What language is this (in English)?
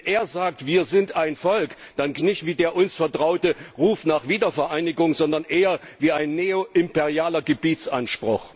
German